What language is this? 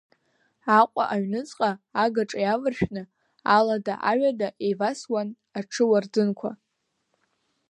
Abkhazian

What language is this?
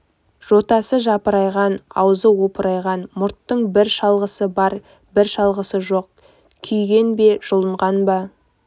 Kazakh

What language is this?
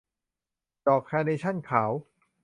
Thai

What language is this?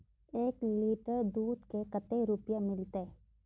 Magahi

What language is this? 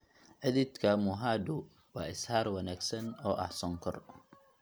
Somali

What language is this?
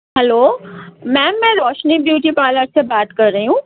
Urdu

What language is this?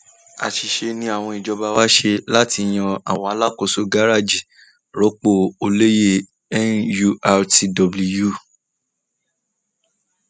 Yoruba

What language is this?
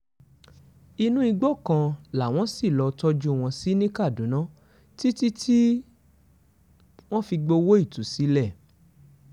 Yoruba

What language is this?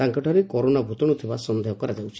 Odia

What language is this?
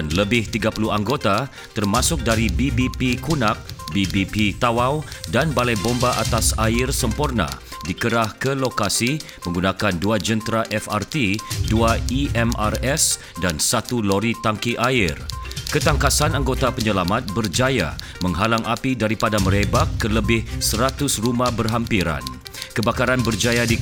Malay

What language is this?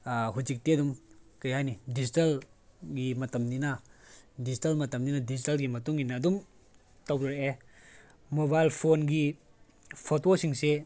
Manipuri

